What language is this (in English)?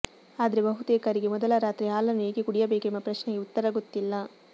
Kannada